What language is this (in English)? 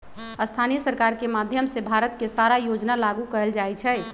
Magahi